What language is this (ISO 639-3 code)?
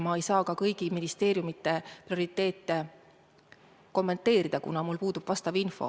est